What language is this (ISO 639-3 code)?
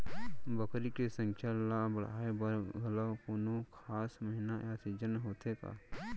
hne